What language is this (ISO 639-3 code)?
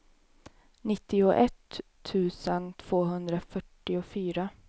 swe